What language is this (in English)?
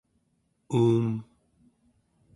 Central Yupik